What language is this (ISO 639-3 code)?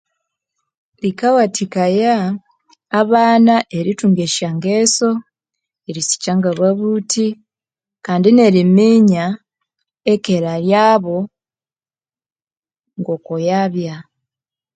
koo